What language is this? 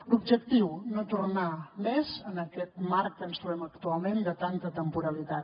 Catalan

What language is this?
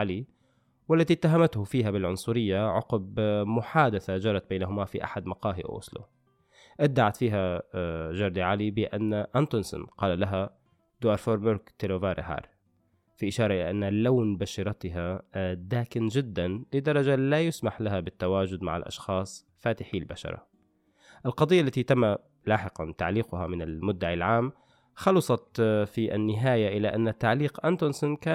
Arabic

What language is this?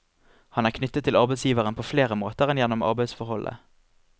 Norwegian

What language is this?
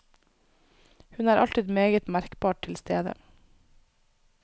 Norwegian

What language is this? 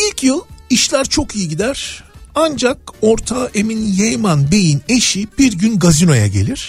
Turkish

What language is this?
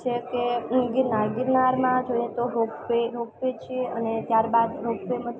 Gujarati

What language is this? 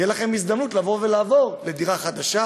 Hebrew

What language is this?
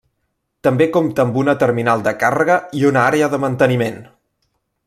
Catalan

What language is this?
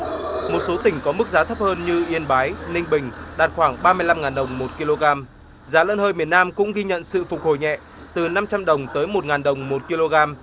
Vietnamese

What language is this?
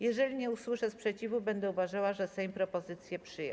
Polish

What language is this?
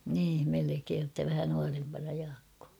Finnish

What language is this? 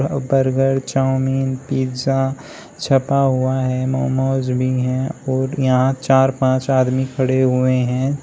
Hindi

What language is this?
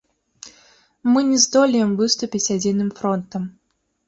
Belarusian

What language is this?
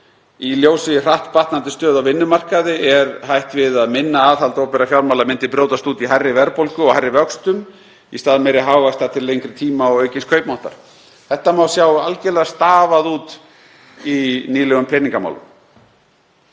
Icelandic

